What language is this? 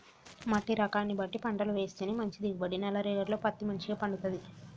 Telugu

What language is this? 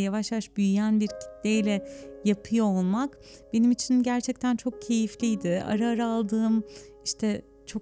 Turkish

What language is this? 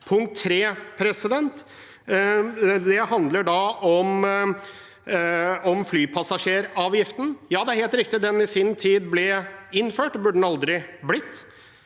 Norwegian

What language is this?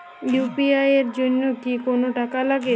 Bangla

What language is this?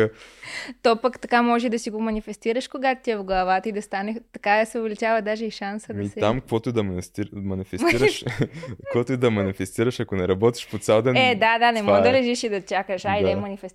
Bulgarian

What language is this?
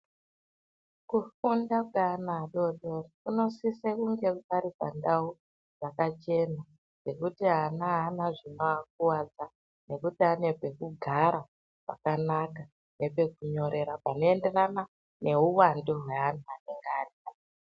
Ndau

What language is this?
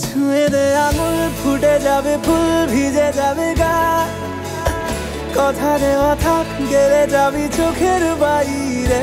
Hindi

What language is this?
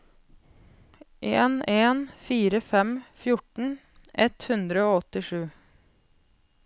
Norwegian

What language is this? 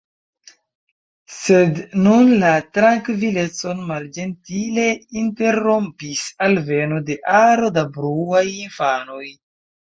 Esperanto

